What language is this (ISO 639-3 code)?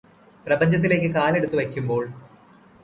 mal